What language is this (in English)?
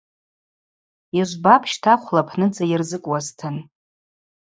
Abaza